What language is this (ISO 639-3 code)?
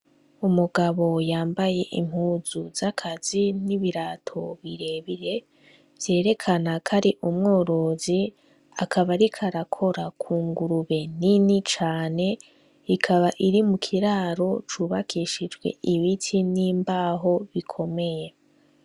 run